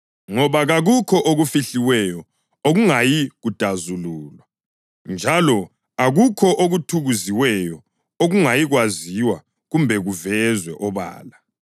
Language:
North Ndebele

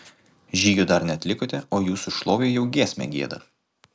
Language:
Lithuanian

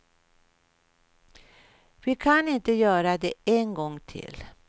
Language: Swedish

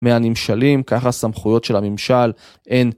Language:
Hebrew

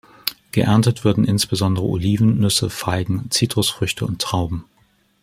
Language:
German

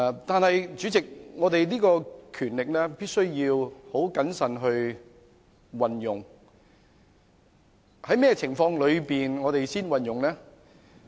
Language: Cantonese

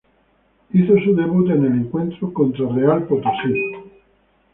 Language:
Spanish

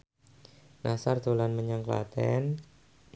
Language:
Javanese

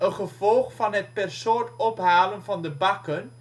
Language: Dutch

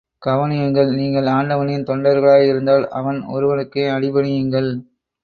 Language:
Tamil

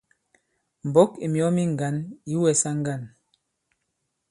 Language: Bankon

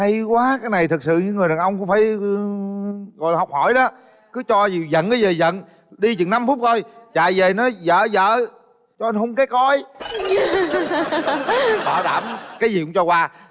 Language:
Vietnamese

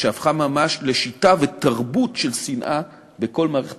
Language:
Hebrew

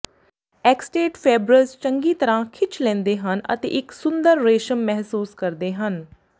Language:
Punjabi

